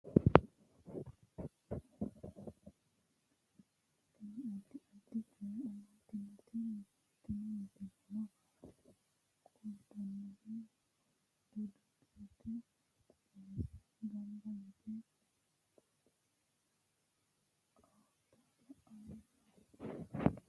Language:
Sidamo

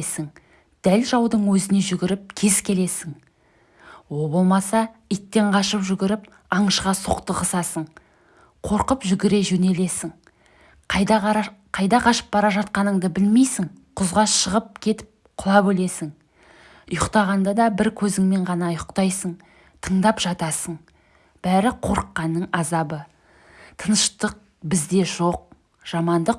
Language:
Turkish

